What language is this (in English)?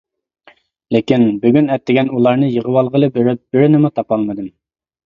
Uyghur